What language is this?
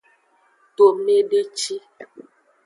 Aja (Benin)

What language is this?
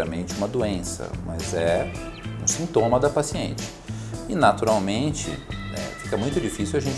Portuguese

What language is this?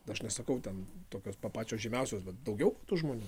Lithuanian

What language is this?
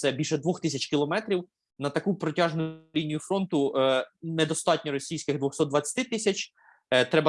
Ukrainian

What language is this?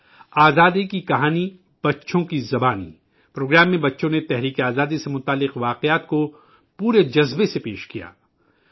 Urdu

